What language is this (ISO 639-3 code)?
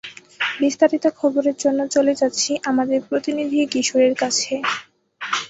ben